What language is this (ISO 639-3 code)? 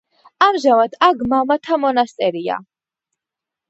kat